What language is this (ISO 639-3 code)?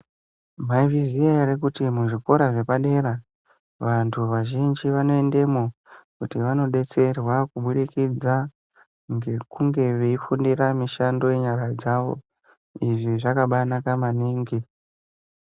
ndc